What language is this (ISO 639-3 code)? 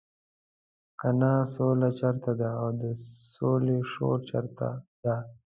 pus